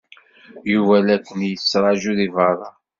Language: Kabyle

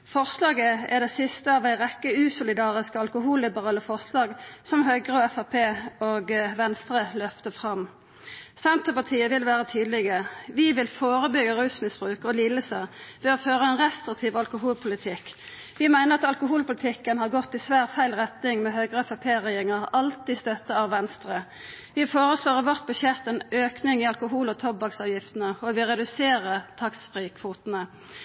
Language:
Norwegian Nynorsk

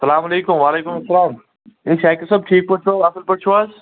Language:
Kashmiri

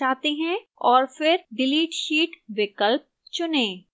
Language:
Hindi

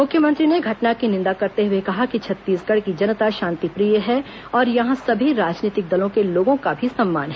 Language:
Hindi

